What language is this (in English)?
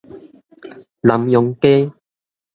Min Nan Chinese